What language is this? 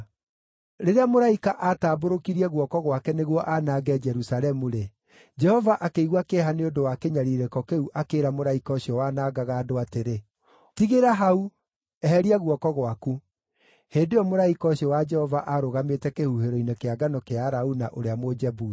Kikuyu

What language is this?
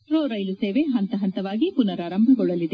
Kannada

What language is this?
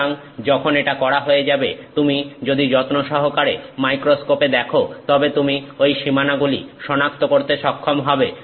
Bangla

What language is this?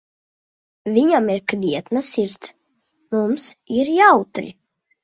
Latvian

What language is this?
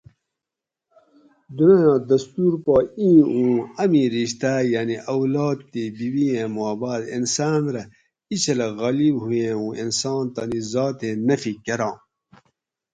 Gawri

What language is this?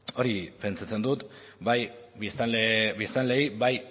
Basque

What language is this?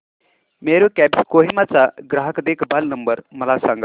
Marathi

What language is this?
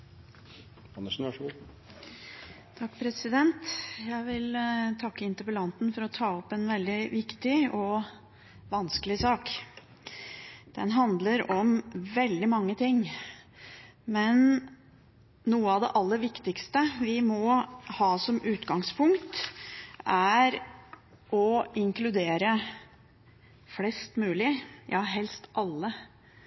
Norwegian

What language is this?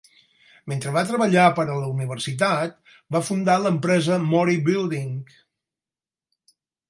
Catalan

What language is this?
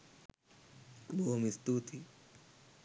Sinhala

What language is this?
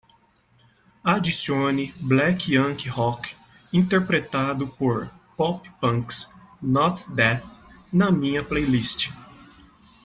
Portuguese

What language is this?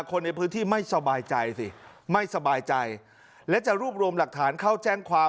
Thai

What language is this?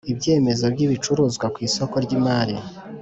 Kinyarwanda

